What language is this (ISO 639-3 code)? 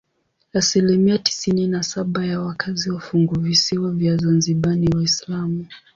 swa